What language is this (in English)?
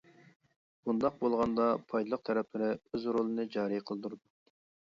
Uyghur